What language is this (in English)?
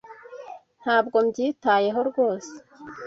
Kinyarwanda